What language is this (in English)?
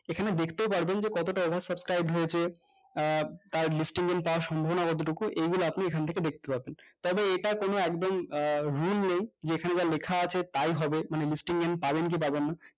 Bangla